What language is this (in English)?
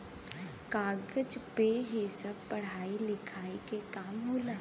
Bhojpuri